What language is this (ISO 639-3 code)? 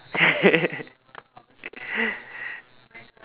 eng